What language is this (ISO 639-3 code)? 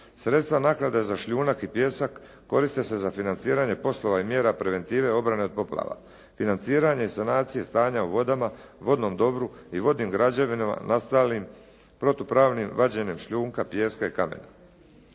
hrv